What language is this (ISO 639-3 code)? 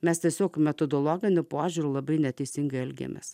lit